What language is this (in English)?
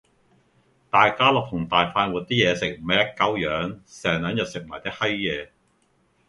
Cantonese